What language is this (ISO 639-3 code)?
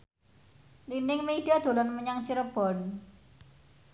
jav